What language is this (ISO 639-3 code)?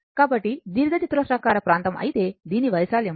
tel